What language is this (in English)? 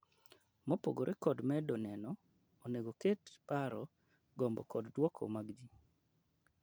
Luo (Kenya and Tanzania)